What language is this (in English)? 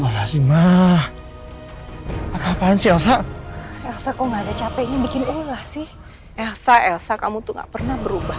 Indonesian